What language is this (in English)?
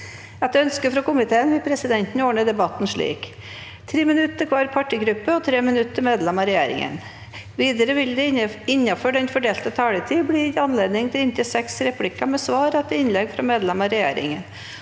Norwegian